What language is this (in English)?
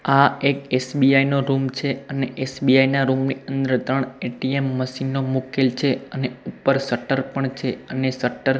Gujarati